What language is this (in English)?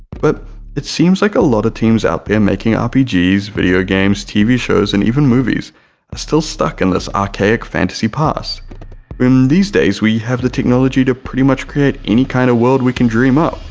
English